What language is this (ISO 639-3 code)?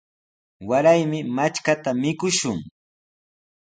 qws